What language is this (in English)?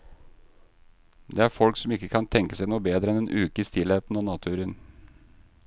Norwegian